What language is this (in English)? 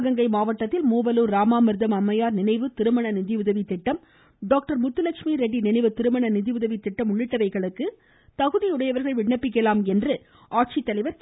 Tamil